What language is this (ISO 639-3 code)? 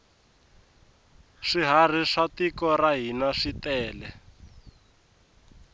tso